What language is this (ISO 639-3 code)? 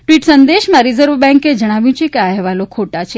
guj